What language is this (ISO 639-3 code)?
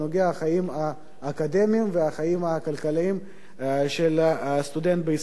heb